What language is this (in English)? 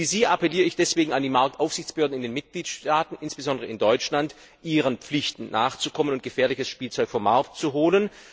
German